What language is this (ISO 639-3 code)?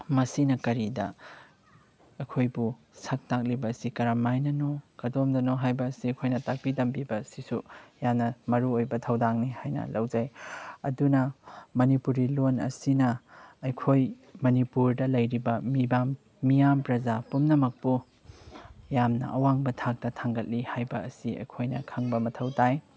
mni